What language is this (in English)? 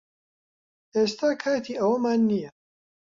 Central Kurdish